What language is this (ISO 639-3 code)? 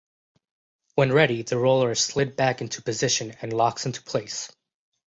eng